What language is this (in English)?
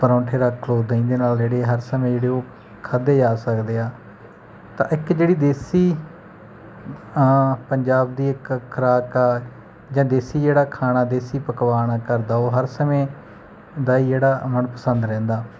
Punjabi